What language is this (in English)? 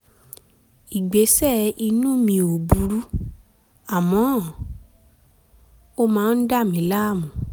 Yoruba